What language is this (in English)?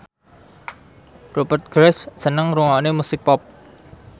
Javanese